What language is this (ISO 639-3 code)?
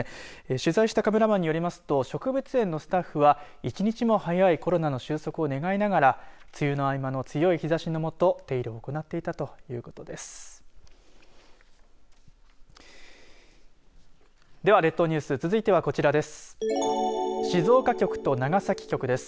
jpn